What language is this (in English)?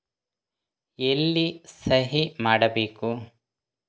Kannada